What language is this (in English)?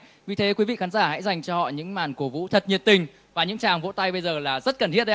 Vietnamese